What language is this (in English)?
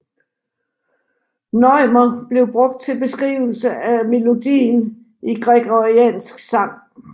Danish